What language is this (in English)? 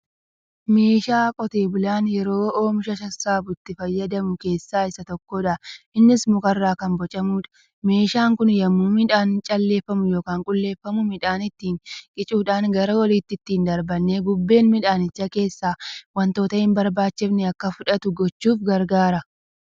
Oromo